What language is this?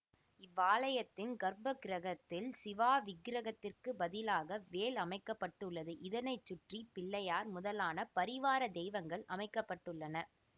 Tamil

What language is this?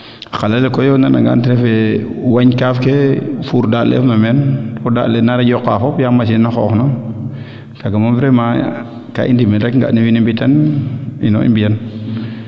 Serer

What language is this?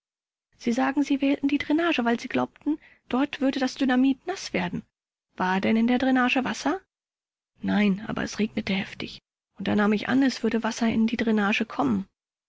German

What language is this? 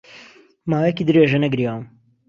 Central Kurdish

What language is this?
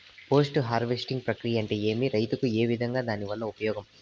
Telugu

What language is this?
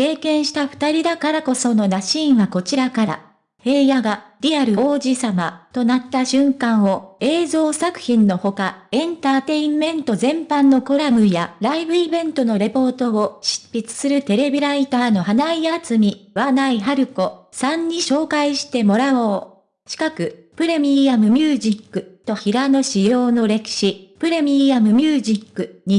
Japanese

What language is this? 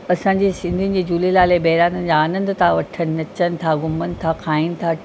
Sindhi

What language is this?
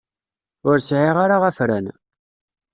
Kabyle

